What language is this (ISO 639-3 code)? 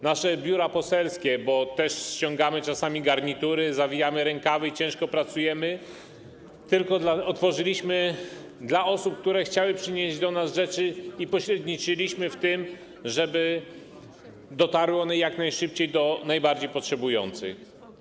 pol